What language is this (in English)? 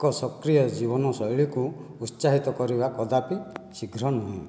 Odia